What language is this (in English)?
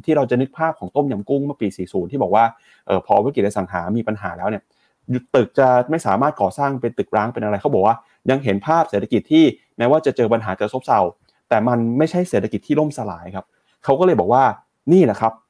Thai